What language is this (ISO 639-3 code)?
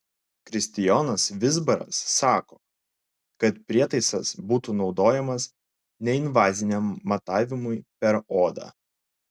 lit